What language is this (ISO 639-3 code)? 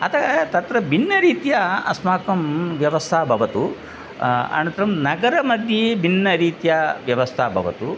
san